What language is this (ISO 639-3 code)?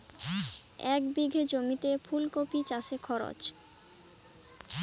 ben